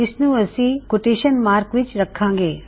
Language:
Punjabi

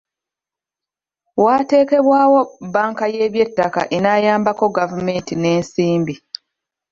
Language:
Ganda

